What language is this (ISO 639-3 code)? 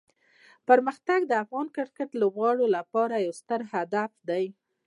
pus